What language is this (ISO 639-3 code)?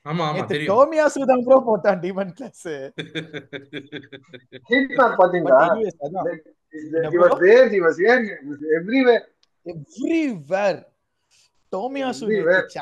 tam